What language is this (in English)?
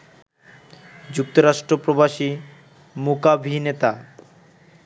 Bangla